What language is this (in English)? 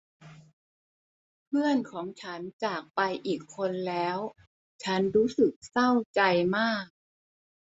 Thai